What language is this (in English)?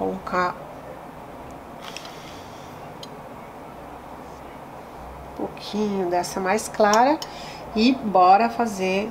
Portuguese